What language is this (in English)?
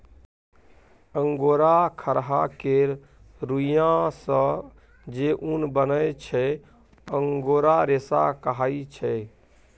Maithili